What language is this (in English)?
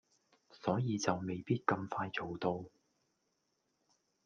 Cantonese